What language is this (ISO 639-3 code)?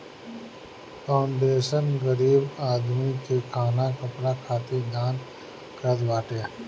bho